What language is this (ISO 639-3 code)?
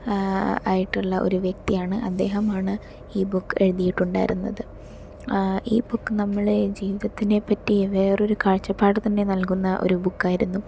mal